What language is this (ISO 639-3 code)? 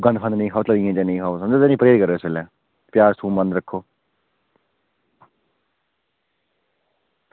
doi